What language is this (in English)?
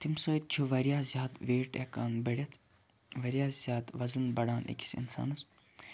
Kashmiri